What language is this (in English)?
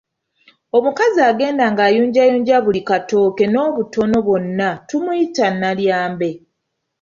Ganda